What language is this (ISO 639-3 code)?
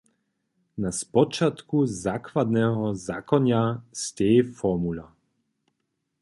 hsb